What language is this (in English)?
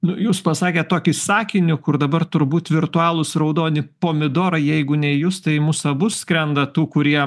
Lithuanian